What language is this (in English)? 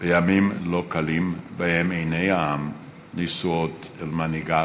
Hebrew